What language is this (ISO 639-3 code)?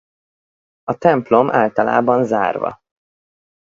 hun